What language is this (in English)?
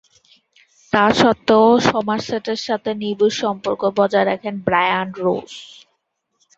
Bangla